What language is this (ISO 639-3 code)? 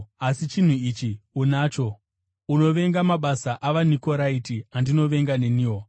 sna